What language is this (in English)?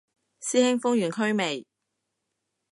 Cantonese